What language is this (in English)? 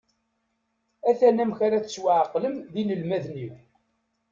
Kabyle